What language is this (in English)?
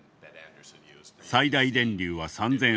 Japanese